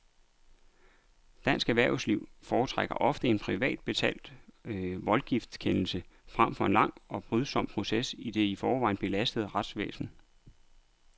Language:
Danish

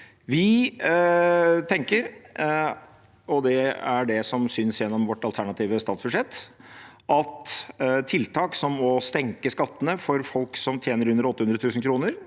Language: Norwegian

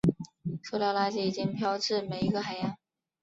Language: Chinese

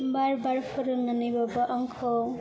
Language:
Bodo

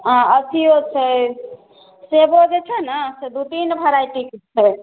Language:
Maithili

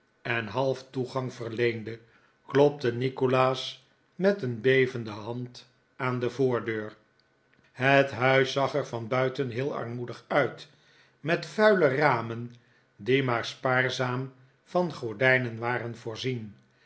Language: Dutch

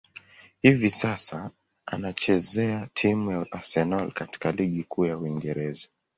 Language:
Swahili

